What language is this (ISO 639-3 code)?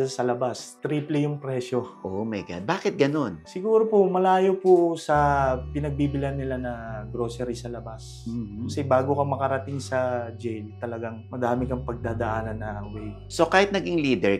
fil